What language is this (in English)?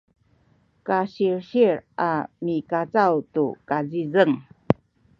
Sakizaya